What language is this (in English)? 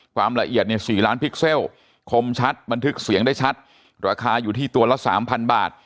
Thai